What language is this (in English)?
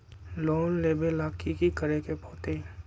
Magahi